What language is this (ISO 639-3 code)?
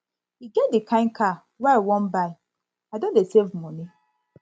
pcm